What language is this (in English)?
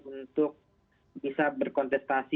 Indonesian